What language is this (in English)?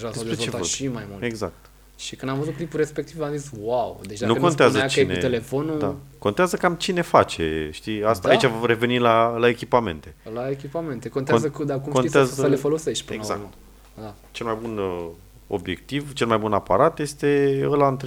Romanian